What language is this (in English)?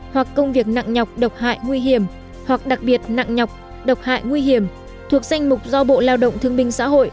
Vietnamese